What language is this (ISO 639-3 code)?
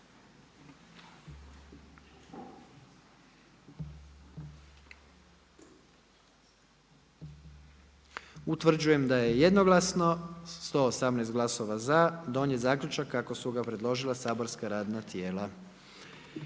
hrv